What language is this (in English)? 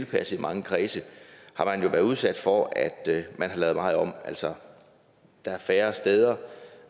Danish